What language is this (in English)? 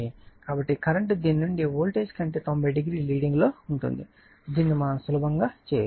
Telugu